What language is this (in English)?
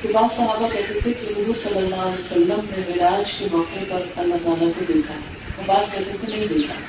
Urdu